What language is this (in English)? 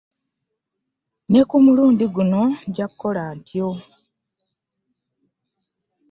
Ganda